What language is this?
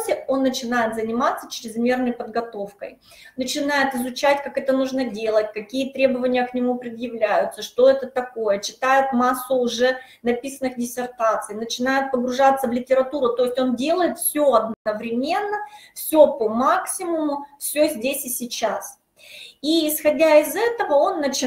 Russian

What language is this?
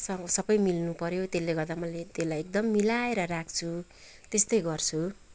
Nepali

